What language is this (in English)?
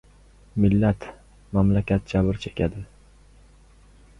Uzbek